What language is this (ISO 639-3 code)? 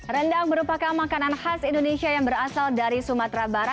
ind